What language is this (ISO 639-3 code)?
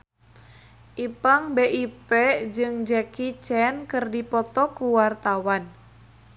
sun